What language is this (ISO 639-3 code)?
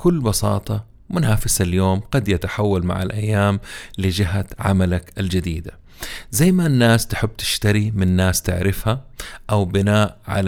ara